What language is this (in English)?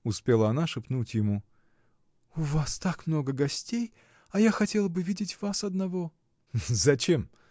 Russian